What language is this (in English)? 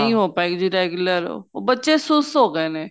Punjabi